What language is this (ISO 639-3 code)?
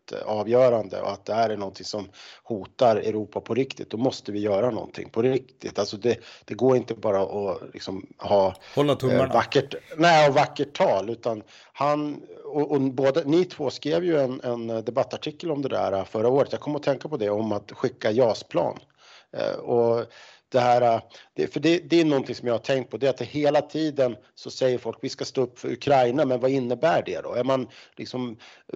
swe